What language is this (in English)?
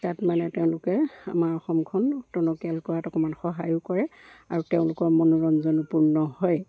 Assamese